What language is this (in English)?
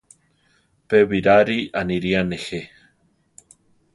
Central Tarahumara